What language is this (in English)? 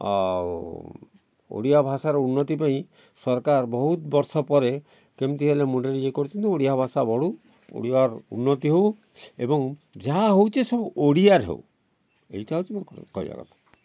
Odia